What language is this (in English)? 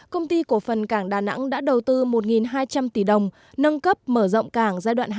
Vietnamese